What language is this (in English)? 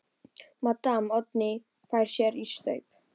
Icelandic